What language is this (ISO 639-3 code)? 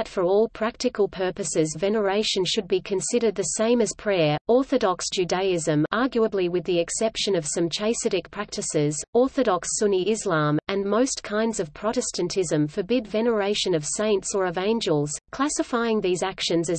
eng